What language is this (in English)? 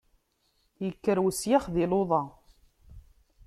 Kabyle